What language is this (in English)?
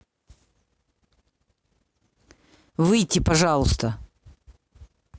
Russian